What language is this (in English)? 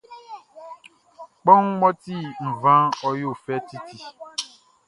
Baoulé